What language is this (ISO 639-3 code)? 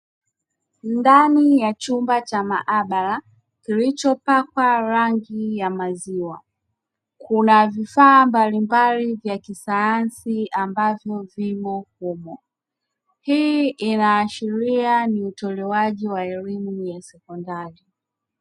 swa